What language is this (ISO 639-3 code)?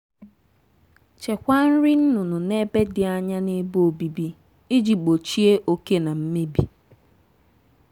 ibo